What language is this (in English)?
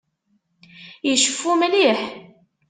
Kabyle